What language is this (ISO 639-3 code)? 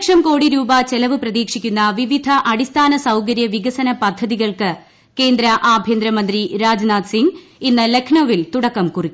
mal